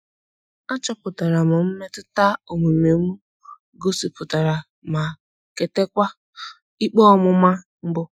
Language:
Igbo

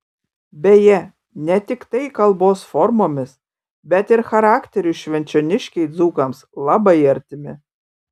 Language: Lithuanian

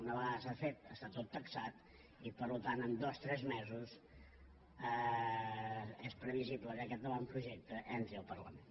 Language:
Catalan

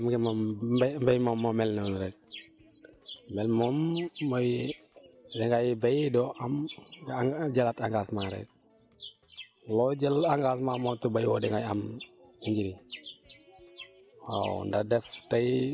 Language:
Wolof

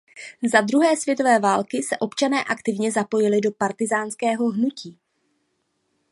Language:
Czech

